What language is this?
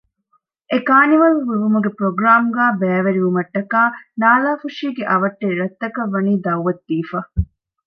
Divehi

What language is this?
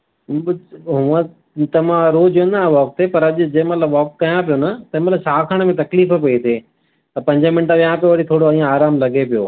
Sindhi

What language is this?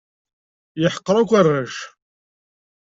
Kabyle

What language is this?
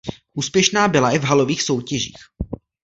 Czech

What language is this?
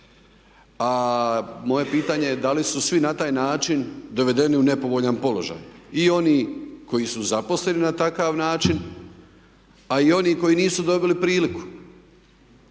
Croatian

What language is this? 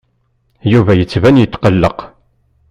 Kabyle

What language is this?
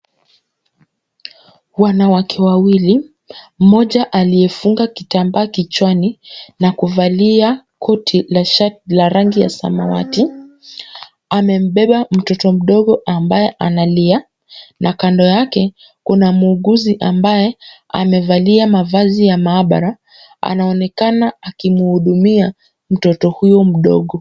Swahili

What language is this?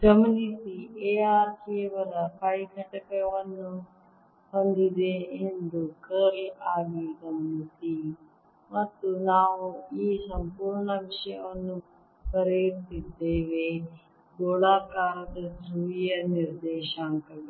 Kannada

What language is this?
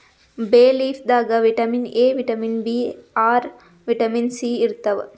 Kannada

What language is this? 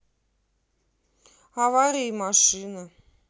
Russian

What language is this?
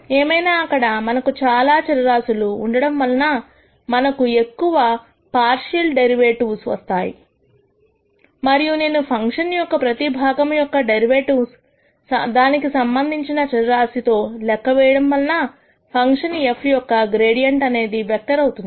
Telugu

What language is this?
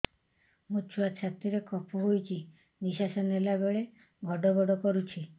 Odia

